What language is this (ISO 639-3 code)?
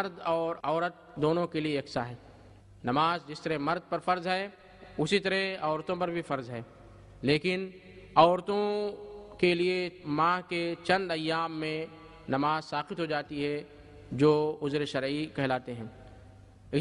hin